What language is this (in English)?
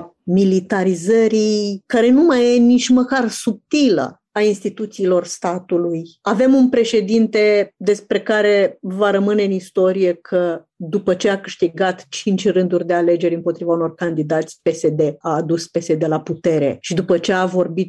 Romanian